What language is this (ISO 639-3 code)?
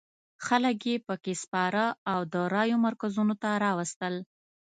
pus